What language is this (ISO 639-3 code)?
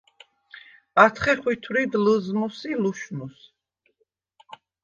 sva